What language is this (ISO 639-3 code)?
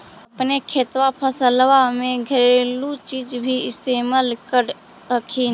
mag